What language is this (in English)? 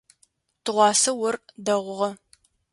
Adyghe